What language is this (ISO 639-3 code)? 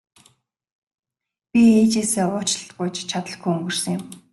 mon